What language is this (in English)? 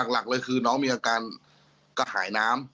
Thai